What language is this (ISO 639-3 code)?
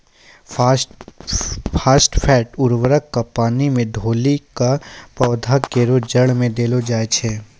mai